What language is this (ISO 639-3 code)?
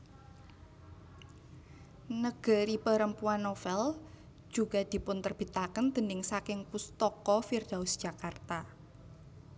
jav